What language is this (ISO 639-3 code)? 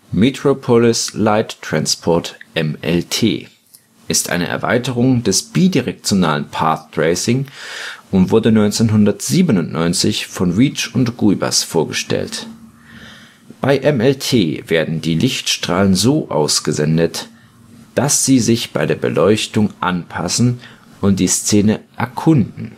deu